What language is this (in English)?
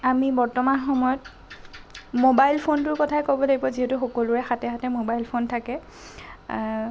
Assamese